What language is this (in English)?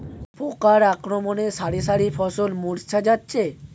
Bangla